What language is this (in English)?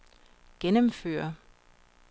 Danish